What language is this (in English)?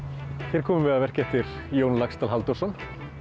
Icelandic